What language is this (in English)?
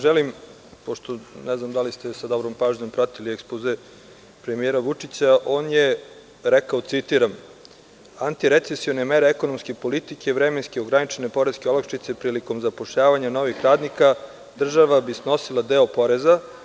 Serbian